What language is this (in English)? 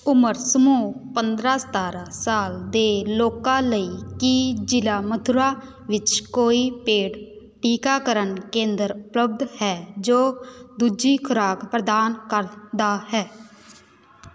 Punjabi